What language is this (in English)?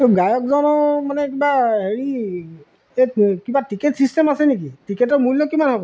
Assamese